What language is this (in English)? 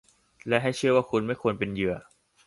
Thai